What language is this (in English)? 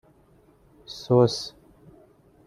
Persian